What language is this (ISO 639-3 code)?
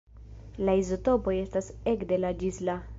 epo